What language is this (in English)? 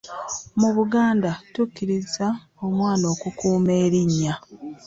Ganda